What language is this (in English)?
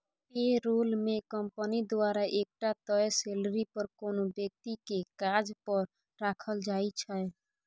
Maithili